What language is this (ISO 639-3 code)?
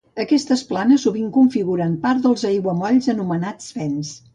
cat